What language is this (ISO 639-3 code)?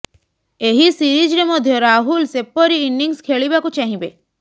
ori